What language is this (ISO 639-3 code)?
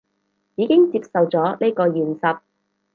yue